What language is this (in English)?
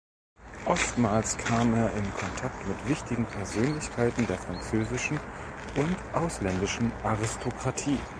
German